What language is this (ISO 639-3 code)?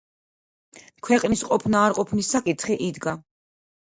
kat